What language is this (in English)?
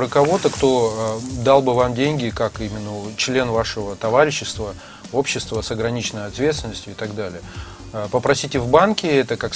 Russian